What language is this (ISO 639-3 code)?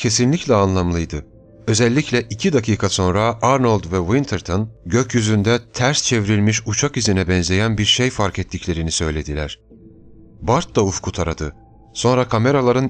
tur